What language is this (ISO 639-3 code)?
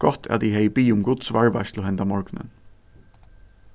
fao